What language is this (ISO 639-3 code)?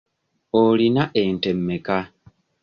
lug